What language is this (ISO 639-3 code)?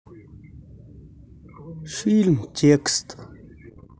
rus